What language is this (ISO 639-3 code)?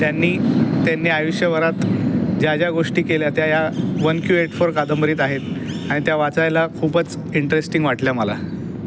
mar